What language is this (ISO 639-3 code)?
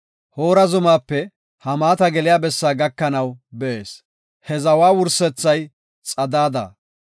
gof